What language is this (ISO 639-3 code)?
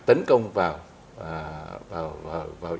vie